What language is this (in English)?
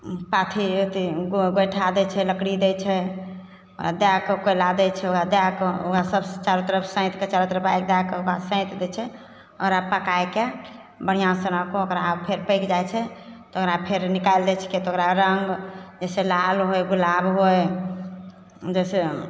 Maithili